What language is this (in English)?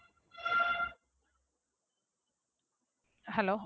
Tamil